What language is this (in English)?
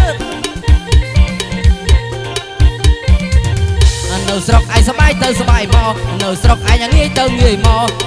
Indonesian